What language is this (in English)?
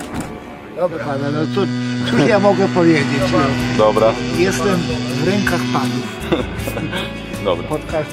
Polish